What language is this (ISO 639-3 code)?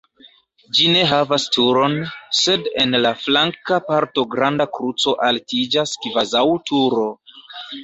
epo